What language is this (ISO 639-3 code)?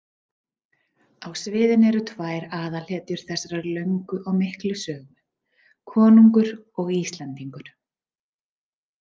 isl